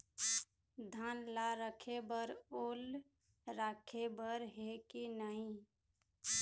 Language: Chhattisgarhi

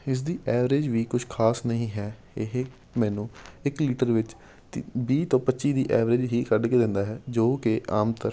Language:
Punjabi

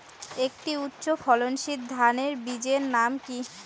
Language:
Bangla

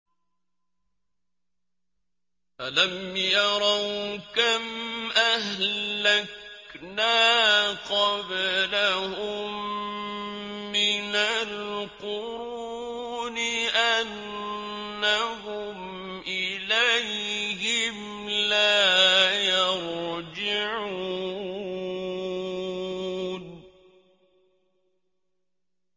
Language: Arabic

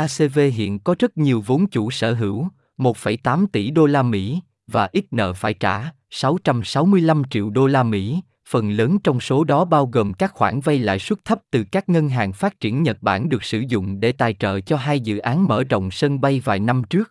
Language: Vietnamese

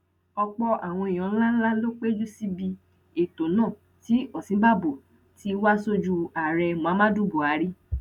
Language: Yoruba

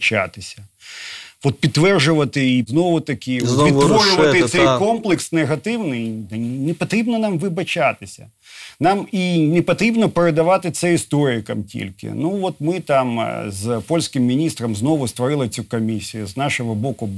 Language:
Ukrainian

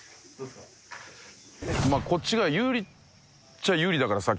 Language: Japanese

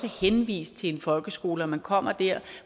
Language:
Danish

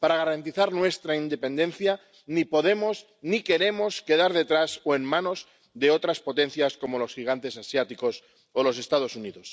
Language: Spanish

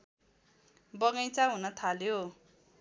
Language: Nepali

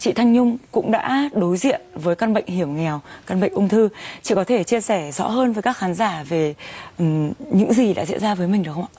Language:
Vietnamese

